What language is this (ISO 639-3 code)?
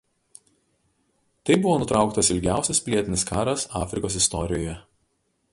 lit